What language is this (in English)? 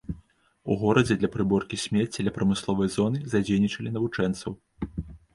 Belarusian